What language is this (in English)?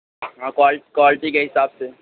Urdu